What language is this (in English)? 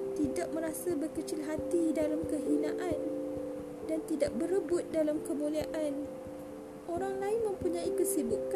Malay